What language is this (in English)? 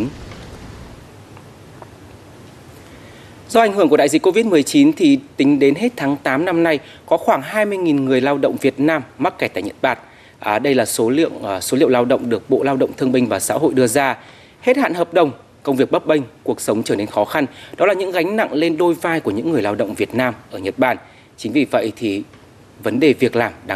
Vietnamese